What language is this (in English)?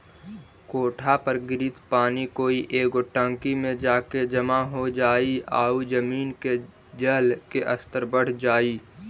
Magahi